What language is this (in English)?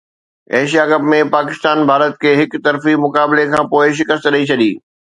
Sindhi